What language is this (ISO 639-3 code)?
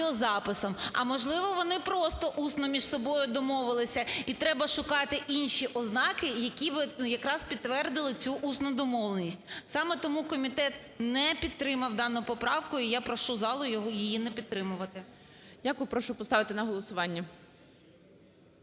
ukr